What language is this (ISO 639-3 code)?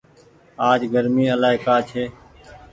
gig